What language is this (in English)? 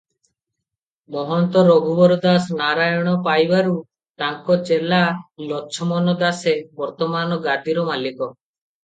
Odia